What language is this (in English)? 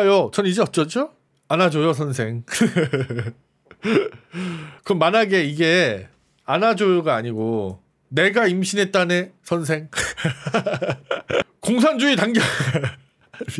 Korean